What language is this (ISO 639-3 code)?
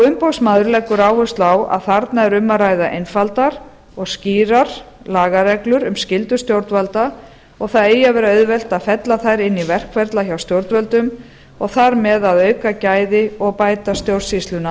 isl